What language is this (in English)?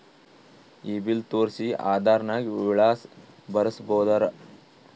Kannada